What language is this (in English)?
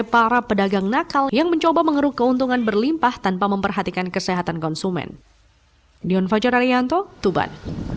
Indonesian